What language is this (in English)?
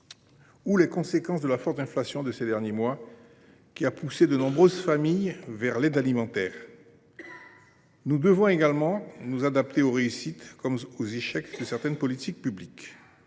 French